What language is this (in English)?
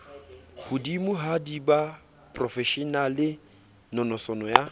Southern Sotho